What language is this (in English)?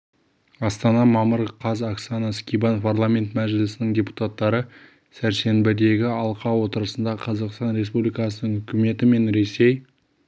Kazakh